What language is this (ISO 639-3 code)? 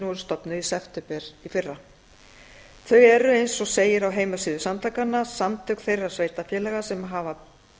isl